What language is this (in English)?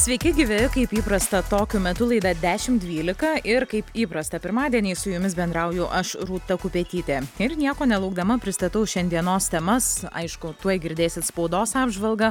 Lithuanian